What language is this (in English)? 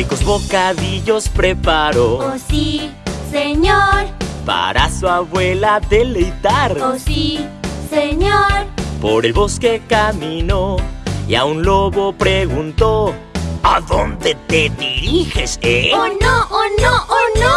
Spanish